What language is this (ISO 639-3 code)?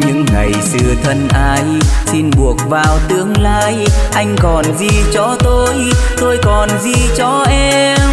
vie